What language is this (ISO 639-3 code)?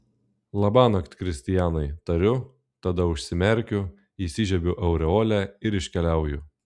lit